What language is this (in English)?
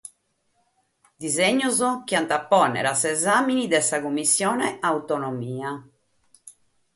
Sardinian